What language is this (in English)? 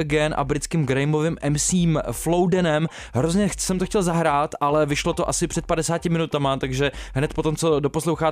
Czech